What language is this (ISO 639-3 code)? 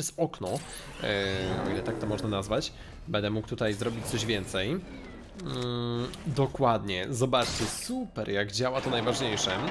pol